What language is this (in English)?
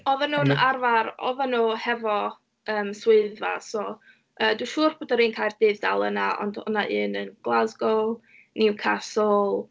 Welsh